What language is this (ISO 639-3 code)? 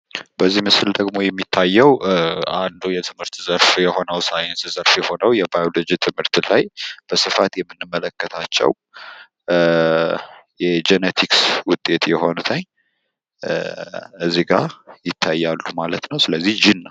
amh